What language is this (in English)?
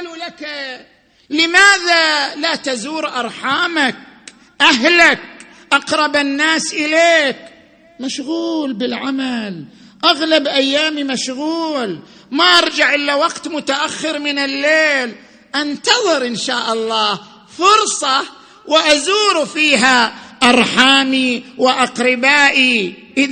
Arabic